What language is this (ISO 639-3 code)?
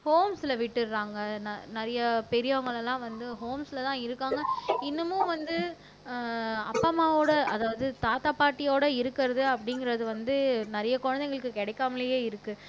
tam